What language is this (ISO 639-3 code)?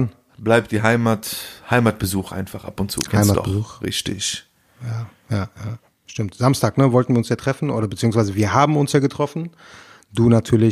deu